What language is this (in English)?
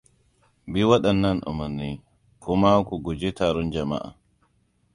Hausa